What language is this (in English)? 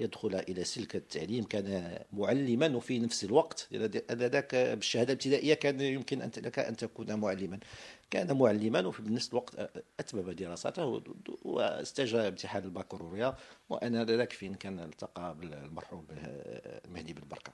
Arabic